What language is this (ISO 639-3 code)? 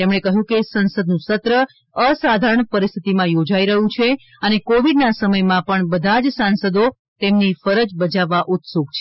guj